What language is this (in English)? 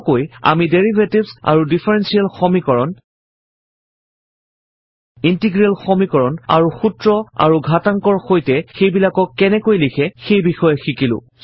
Assamese